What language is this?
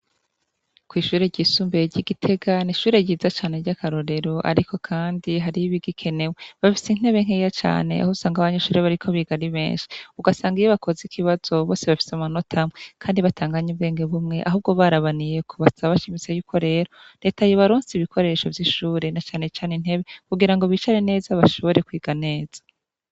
Rundi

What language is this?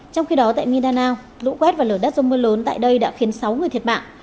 Vietnamese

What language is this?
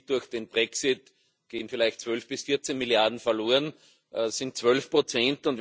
German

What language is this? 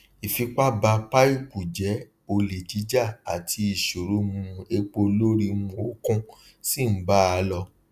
Yoruba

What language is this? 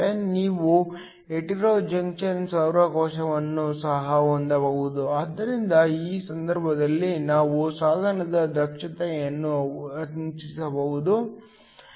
Kannada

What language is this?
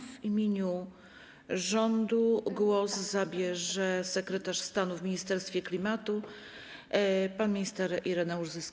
Polish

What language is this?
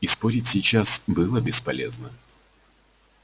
Russian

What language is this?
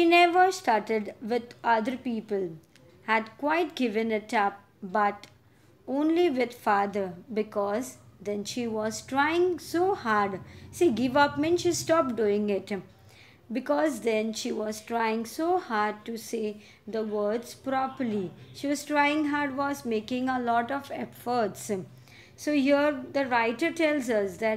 English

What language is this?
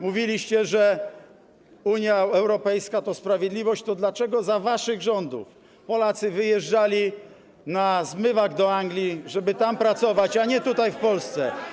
Polish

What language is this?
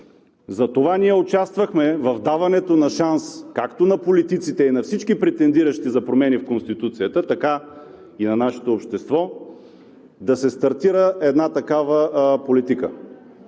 Bulgarian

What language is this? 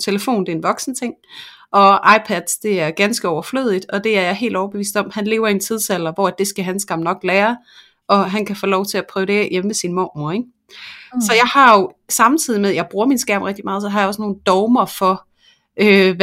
Danish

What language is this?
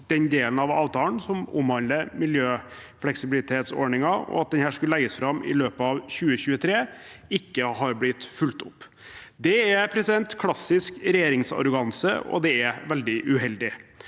Norwegian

